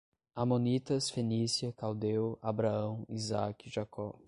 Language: Portuguese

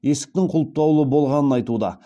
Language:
Kazakh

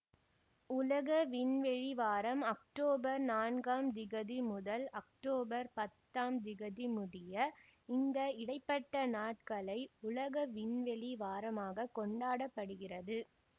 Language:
Tamil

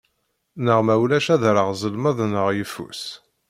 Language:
Kabyle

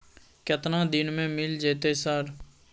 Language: Maithili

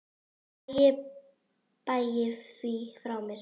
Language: Icelandic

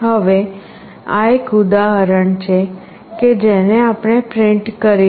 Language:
Gujarati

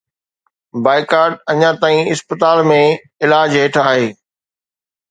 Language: Sindhi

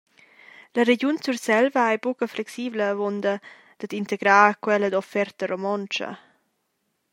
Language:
Romansh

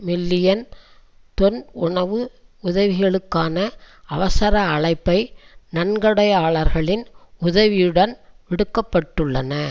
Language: Tamil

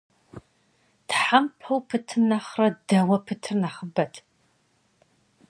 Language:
Kabardian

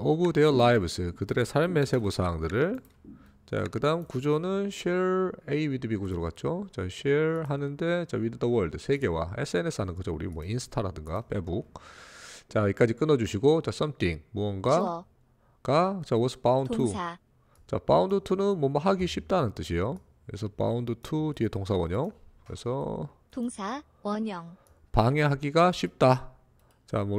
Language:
Korean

